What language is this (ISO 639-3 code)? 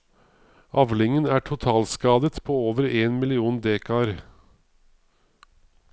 nor